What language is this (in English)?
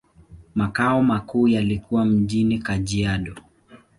Swahili